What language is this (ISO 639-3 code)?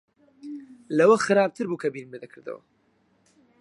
ckb